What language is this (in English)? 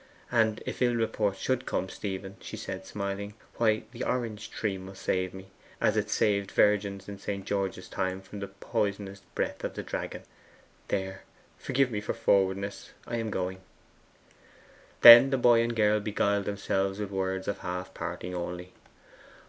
English